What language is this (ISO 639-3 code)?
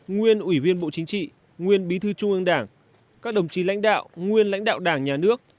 vie